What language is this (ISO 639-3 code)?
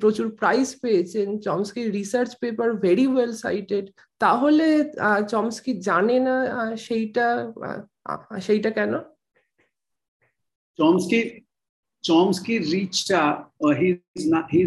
ben